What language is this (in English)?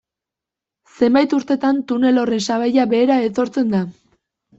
Basque